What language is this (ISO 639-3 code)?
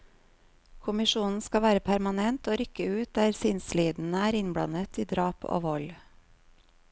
nor